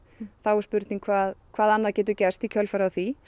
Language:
Icelandic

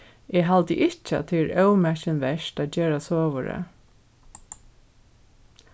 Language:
Faroese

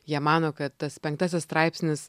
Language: Lithuanian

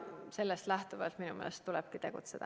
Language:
Estonian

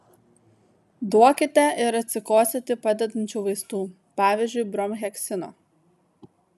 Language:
Lithuanian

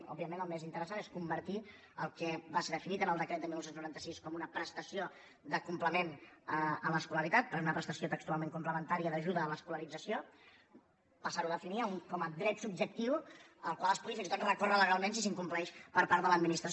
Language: Catalan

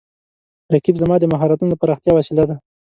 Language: Pashto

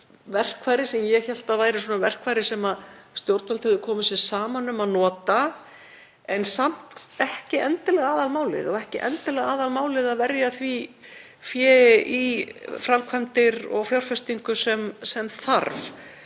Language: Icelandic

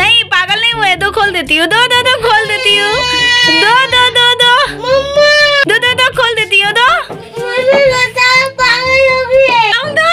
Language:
Hindi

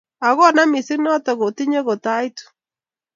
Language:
Kalenjin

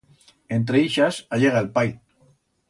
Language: Aragonese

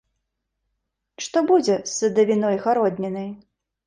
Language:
Belarusian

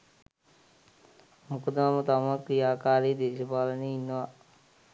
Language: Sinhala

